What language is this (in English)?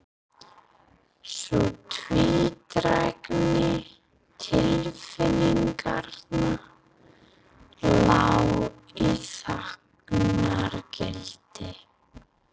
Icelandic